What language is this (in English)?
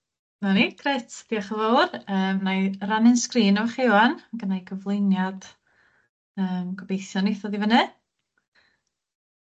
Welsh